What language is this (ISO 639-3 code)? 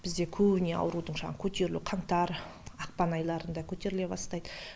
kaz